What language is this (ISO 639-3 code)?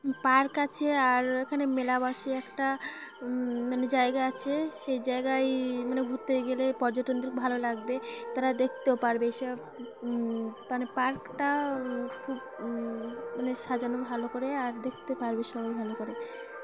ben